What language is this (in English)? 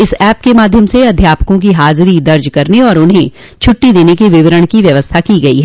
Hindi